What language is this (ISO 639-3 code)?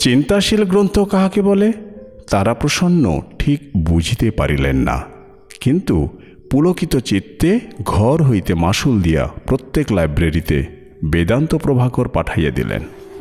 ben